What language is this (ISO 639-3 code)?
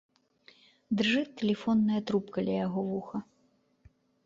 bel